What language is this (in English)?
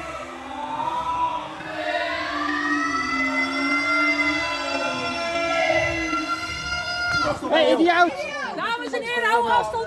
Dutch